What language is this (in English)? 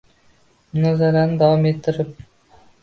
Uzbek